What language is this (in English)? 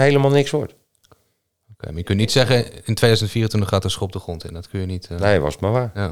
Dutch